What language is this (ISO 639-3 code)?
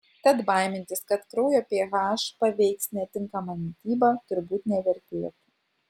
lit